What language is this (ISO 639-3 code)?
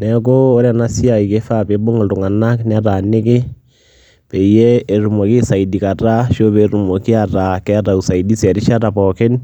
mas